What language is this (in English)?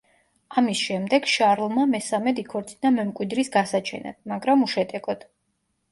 Georgian